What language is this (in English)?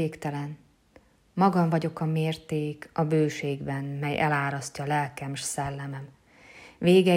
Hungarian